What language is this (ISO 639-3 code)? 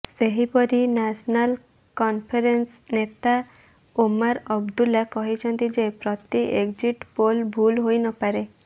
ori